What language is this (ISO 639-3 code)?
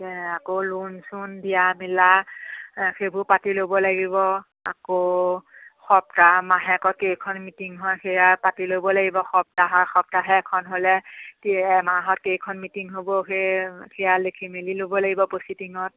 asm